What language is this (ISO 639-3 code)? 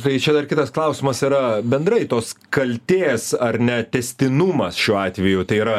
lit